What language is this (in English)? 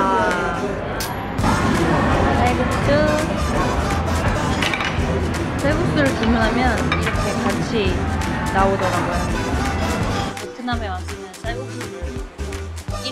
Korean